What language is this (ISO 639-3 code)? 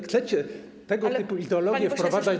pol